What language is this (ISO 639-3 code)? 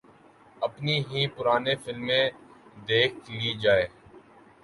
urd